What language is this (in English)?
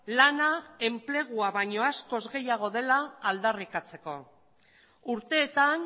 Basque